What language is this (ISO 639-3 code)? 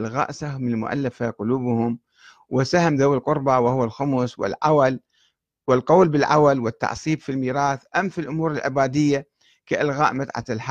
ara